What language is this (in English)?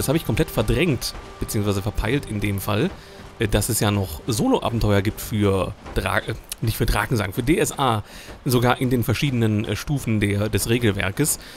German